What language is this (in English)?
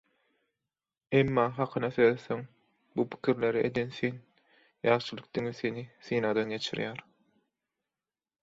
Turkmen